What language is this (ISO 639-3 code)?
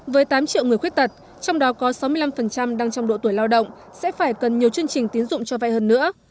vie